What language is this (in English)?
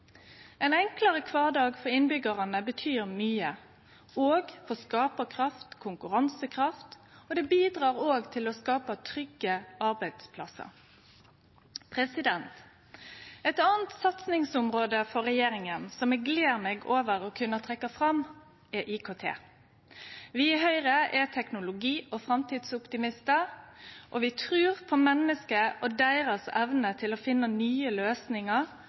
Norwegian Nynorsk